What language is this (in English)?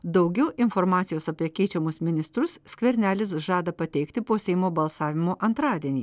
Lithuanian